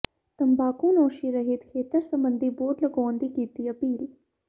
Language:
Punjabi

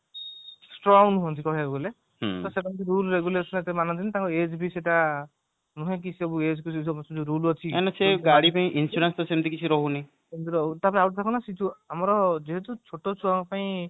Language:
Odia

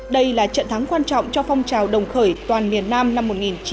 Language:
Vietnamese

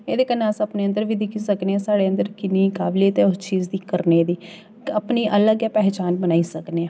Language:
Dogri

